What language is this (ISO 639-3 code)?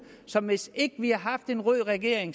dan